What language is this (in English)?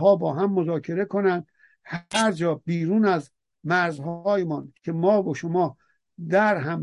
Persian